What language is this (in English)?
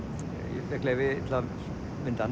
Icelandic